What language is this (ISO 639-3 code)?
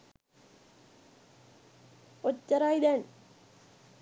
sin